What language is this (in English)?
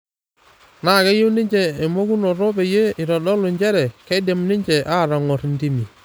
Masai